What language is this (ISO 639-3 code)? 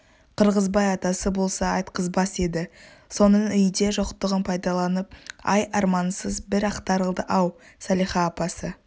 kaz